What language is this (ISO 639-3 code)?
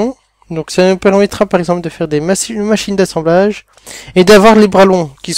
fra